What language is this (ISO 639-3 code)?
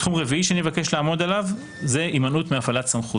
heb